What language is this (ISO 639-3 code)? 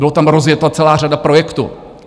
ces